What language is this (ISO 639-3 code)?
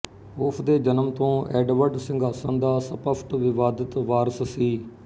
pan